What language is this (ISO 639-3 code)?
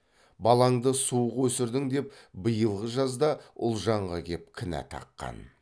kaz